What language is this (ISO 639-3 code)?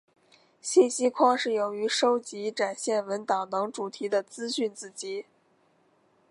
zho